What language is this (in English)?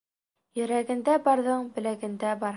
Bashkir